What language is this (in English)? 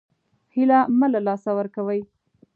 Pashto